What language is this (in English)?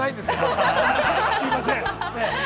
Japanese